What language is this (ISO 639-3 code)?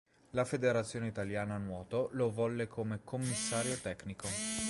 ita